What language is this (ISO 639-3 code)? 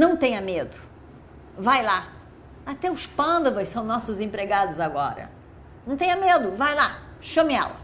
por